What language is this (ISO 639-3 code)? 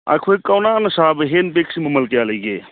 mni